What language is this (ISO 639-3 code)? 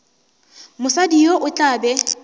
nso